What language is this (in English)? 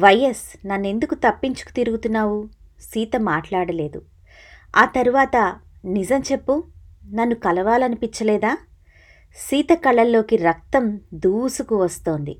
Telugu